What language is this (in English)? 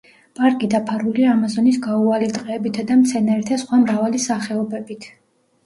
Georgian